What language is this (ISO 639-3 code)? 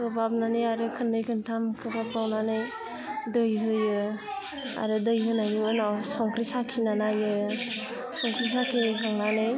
brx